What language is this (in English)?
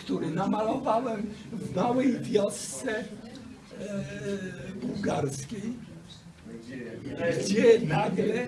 Polish